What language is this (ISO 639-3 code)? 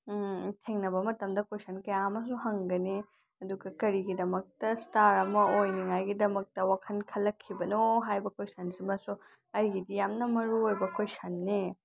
mni